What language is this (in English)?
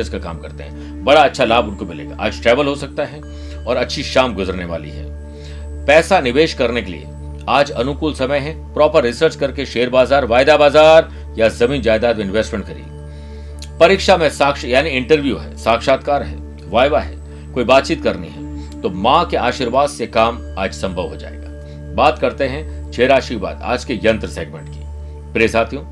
Hindi